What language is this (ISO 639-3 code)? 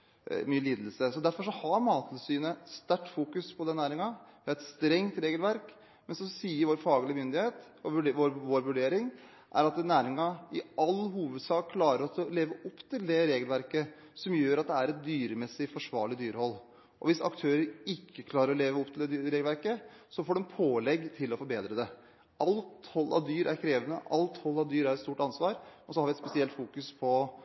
nob